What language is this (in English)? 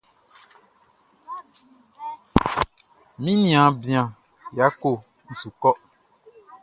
Baoulé